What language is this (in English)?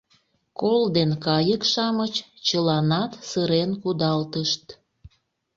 Mari